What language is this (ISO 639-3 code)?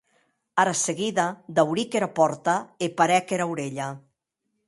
oci